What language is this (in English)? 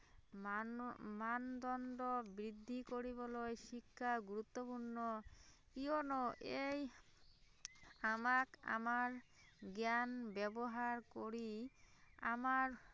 Assamese